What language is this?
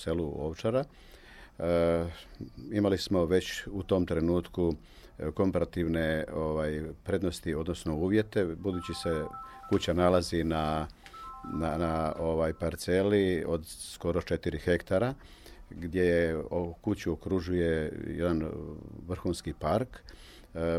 Croatian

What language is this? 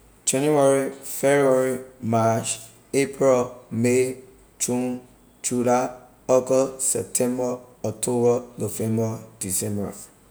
Liberian English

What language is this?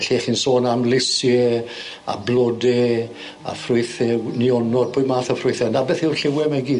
Welsh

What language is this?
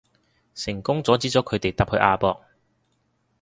Cantonese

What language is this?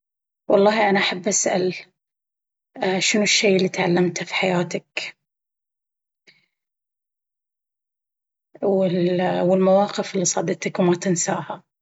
Baharna Arabic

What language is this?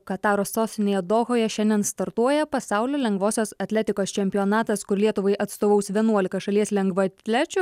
Lithuanian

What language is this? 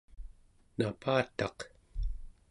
Central Yupik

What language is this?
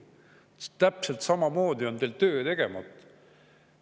Estonian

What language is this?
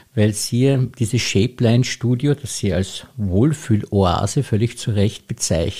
German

